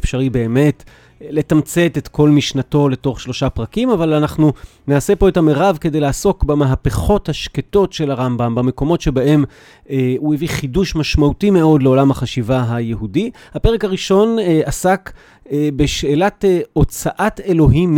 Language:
Hebrew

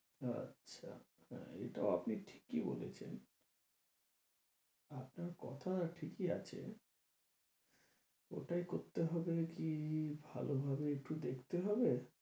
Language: Bangla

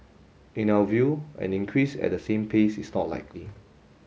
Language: English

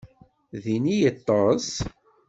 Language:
Kabyle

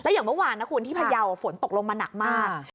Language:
Thai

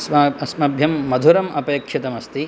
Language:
Sanskrit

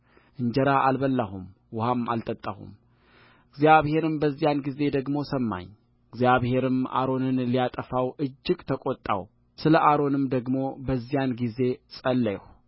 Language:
Amharic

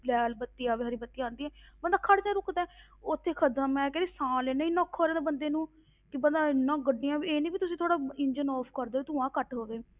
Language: Punjabi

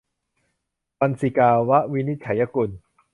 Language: Thai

